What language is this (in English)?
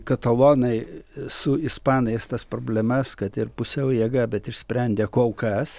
Lithuanian